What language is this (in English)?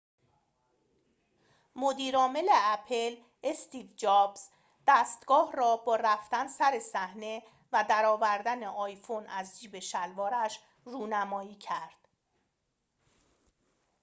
Persian